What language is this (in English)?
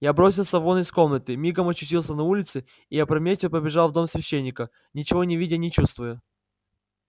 Russian